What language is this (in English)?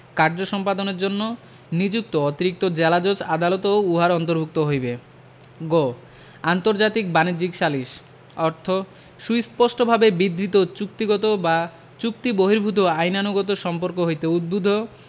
Bangla